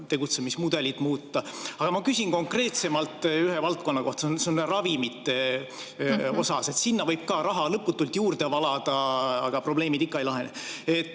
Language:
Estonian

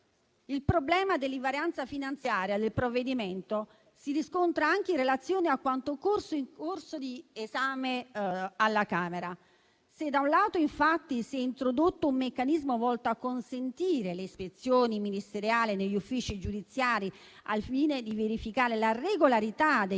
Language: Italian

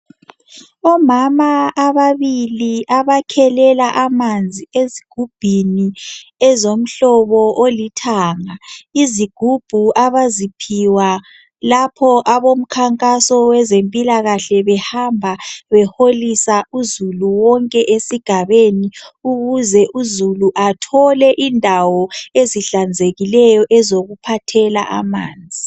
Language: North Ndebele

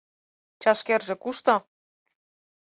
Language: Mari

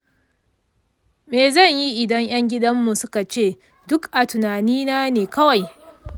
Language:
Hausa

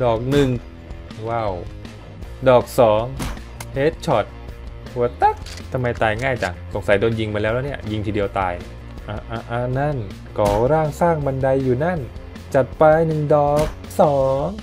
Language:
Thai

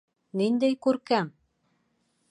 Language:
Bashkir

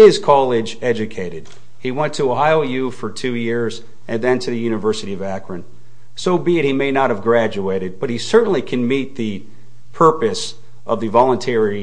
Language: English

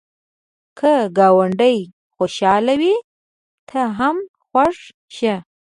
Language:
Pashto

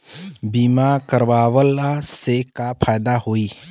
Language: Bhojpuri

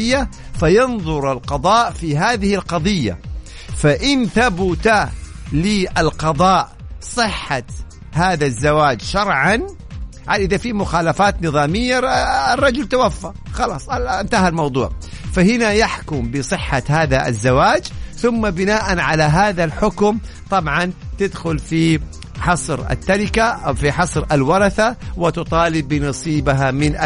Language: Arabic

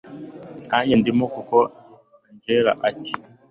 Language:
Kinyarwanda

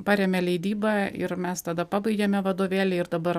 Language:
Lithuanian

